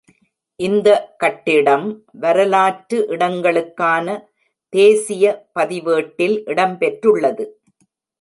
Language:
Tamil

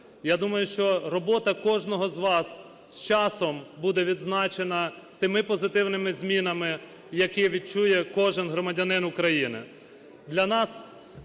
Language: Ukrainian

